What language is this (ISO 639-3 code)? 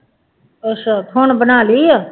pan